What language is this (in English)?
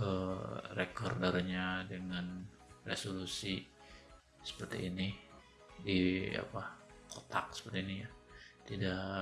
Indonesian